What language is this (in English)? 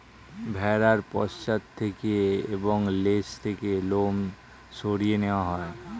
Bangla